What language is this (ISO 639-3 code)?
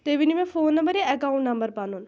kas